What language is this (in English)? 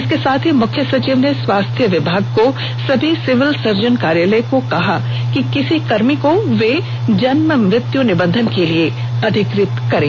Hindi